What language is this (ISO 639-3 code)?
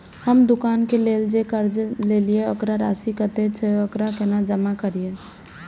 mai